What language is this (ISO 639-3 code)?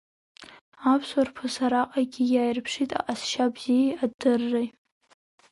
abk